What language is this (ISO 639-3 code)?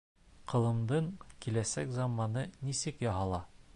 bak